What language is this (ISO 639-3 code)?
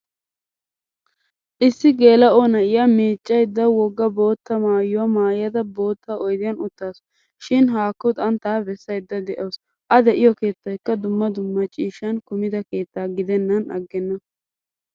wal